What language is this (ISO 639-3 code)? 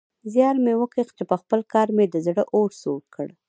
pus